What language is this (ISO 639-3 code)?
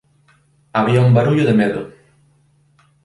glg